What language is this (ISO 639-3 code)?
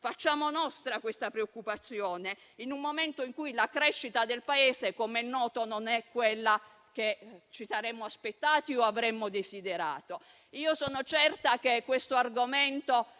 ita